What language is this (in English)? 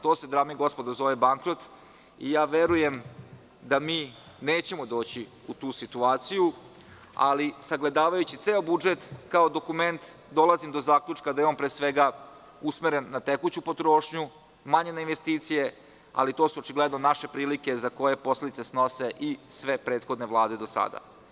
Serbian